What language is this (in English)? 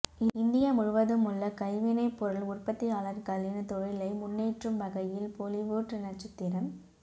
Tamil